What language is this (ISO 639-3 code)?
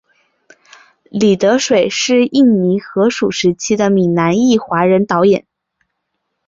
zho